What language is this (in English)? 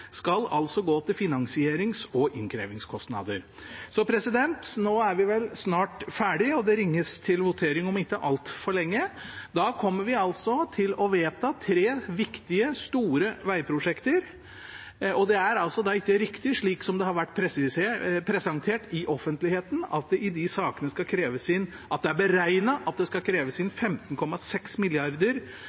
Norwegian Bokmål